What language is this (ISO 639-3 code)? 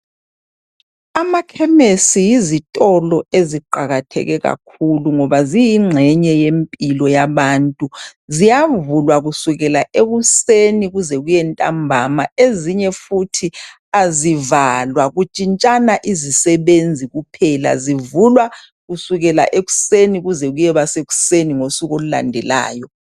nde